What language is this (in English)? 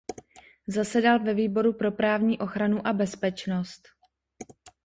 Czech